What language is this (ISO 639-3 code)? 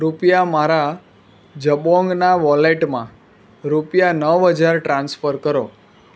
guj